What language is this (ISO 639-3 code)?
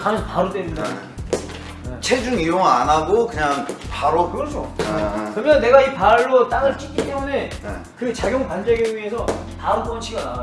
kor